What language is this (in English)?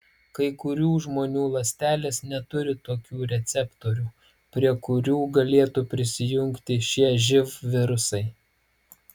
Lithuanian